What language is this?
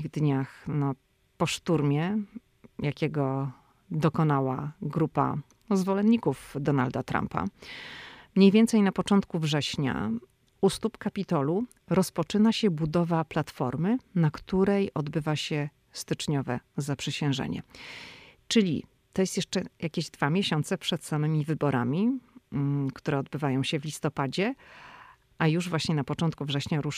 Polish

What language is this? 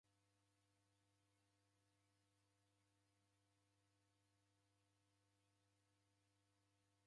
Taita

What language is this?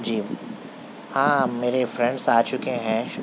Urdu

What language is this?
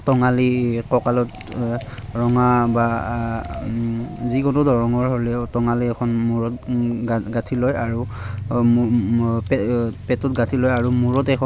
Assamese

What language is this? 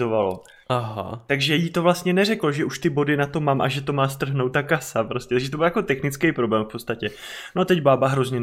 Czech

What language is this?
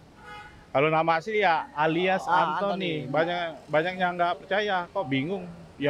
Indonesian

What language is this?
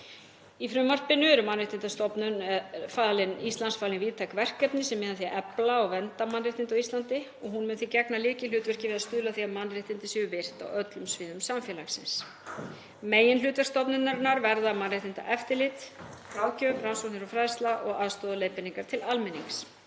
Icelandic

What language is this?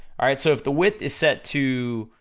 English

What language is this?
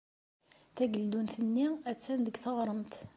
Kabyle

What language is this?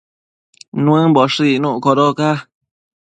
Matsés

